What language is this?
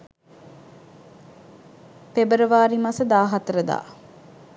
Sinhala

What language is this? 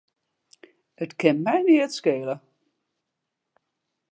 Western Frisian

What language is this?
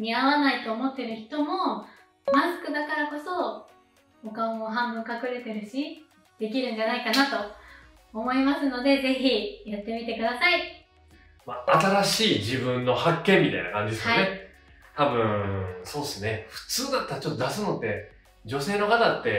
Japanese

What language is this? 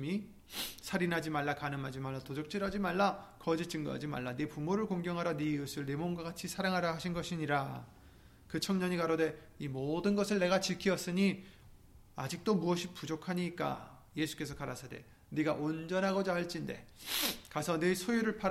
Korean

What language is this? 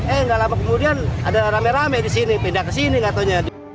Indonesian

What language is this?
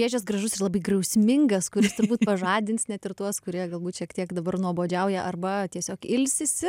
Lithuanian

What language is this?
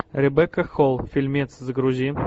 Russian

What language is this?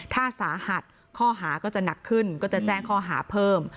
Thai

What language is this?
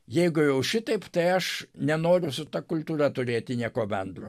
Lithuanian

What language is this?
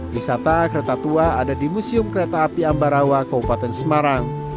Indonesian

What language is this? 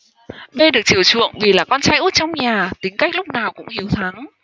Vietnamese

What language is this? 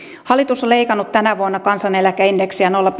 Finnish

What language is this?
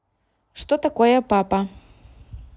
Russian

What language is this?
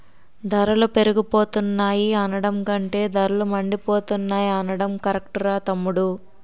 Telugu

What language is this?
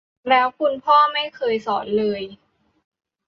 Thai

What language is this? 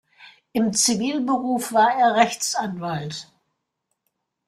German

